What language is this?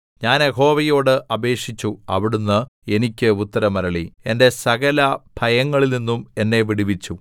Malayalam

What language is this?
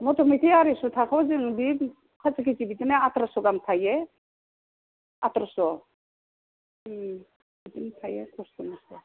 Bodo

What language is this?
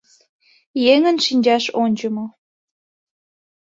Mari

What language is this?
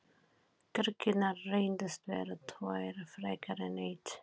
Icelandic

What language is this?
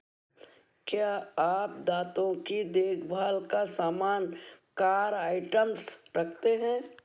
Hindi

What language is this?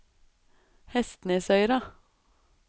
Norwegian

